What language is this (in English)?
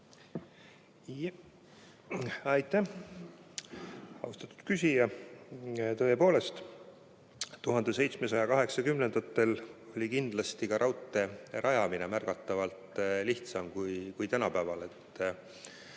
Estonian